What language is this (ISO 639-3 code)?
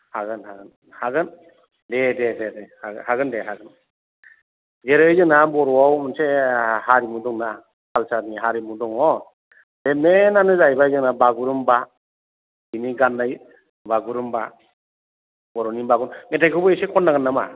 brx